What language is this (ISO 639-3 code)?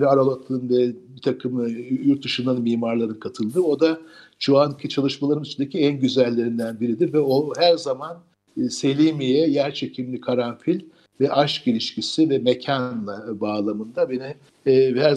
tur